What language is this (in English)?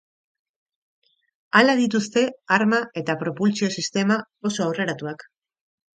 Basque